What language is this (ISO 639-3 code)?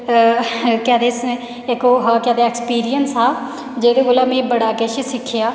doi